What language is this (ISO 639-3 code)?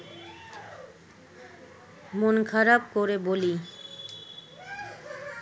ben